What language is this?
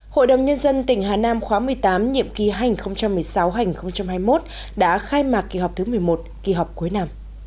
Vietnamese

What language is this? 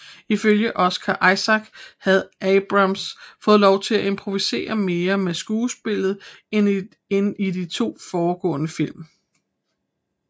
Danish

